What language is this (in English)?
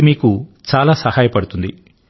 Telugu